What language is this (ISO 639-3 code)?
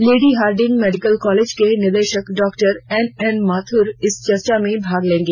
hin